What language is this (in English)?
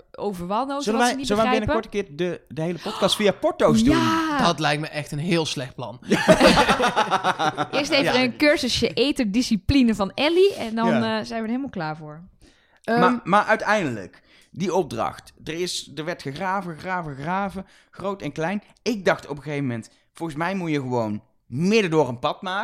Dutch